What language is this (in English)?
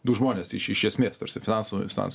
Lithuanian